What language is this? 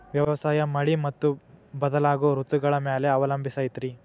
Kannada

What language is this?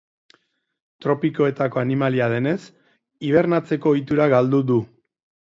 Basque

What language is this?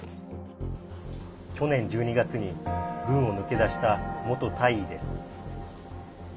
Japanese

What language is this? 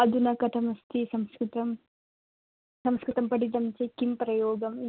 Sanskrit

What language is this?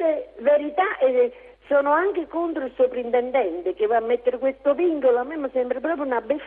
Italian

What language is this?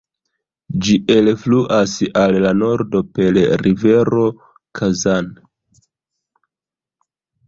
Esperanto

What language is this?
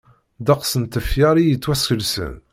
Kabyle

